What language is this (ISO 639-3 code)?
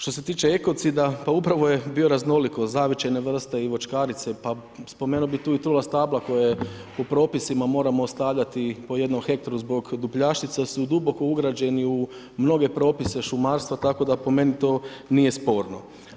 hrv